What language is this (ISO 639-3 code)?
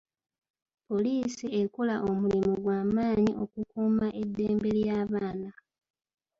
lug